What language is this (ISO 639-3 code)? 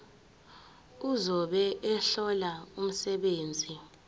zul